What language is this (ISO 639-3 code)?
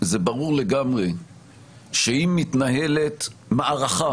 heb